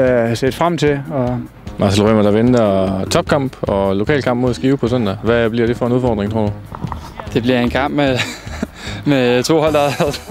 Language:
Danish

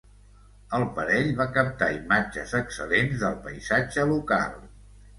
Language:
Catalan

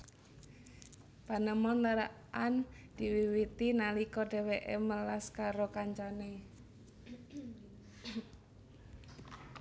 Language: Javanese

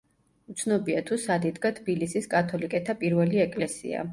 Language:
Georgian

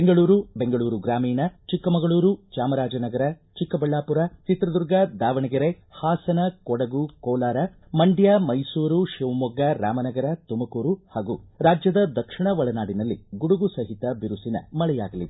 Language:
Kannada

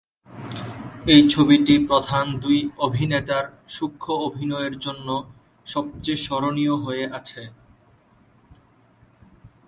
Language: Bangla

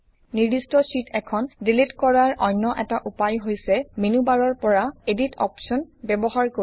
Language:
Assamese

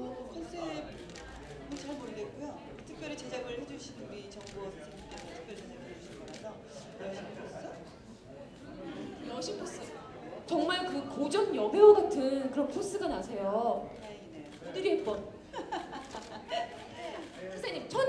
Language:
Korean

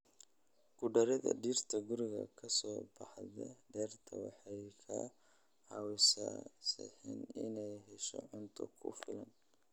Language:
Somali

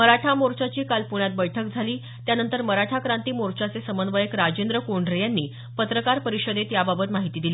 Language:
Marathi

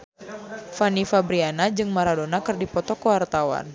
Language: Sundanese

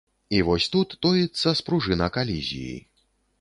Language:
Belarusian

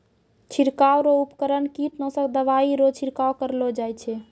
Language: Maithili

